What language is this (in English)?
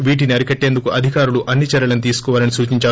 Telugu